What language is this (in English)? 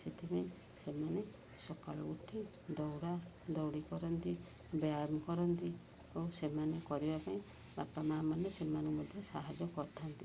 Odia